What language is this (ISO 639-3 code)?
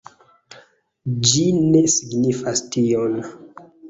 epo